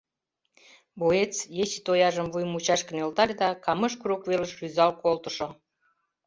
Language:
Mari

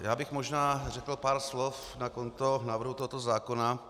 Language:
Czech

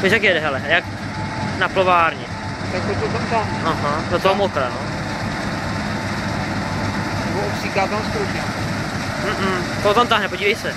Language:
Czech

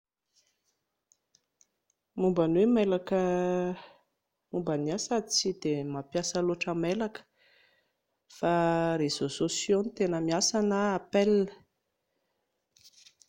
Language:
Malagasy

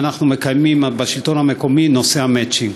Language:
Hebrew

